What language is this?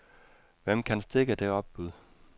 Danish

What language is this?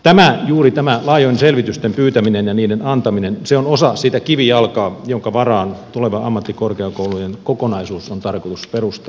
Finnish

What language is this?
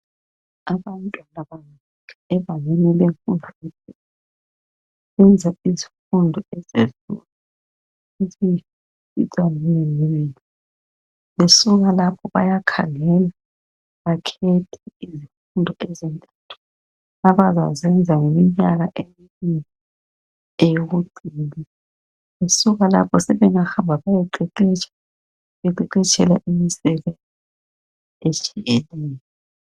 North Ndebele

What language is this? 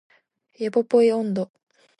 Japanese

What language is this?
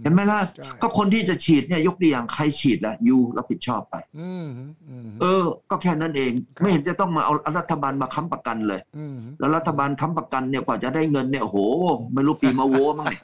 Thai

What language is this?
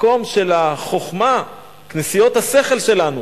Hebrew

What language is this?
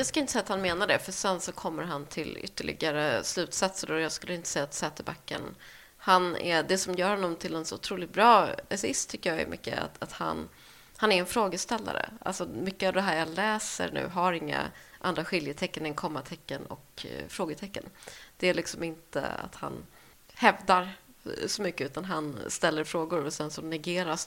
Swedish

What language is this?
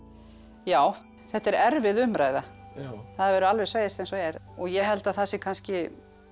Icelandic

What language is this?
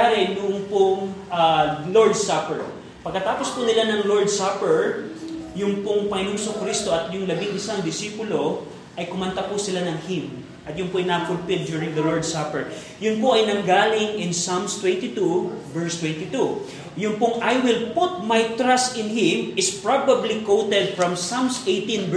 Filipino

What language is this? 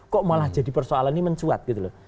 Indonesian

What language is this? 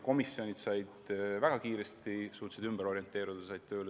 Estonian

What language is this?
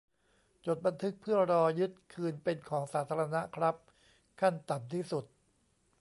Thai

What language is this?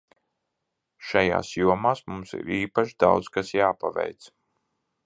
Latvian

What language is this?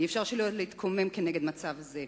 Hebrew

